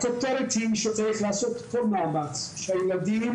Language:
Hebrew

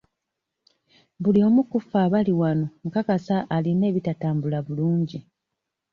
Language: Ganda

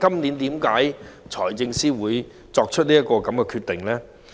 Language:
Cantonese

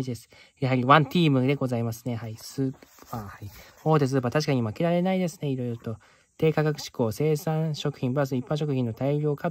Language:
Japanese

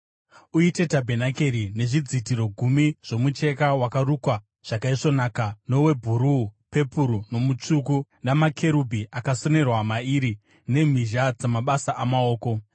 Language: Shona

